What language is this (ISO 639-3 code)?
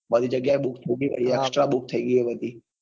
guj